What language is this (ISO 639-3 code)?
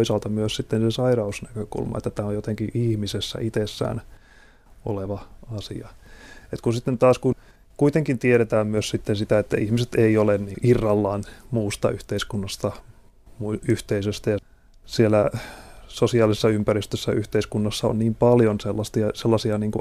fin